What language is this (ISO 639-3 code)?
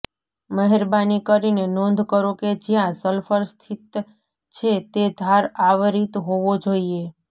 guj